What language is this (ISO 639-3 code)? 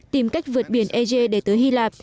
vie